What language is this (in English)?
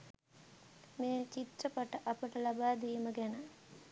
Sinhala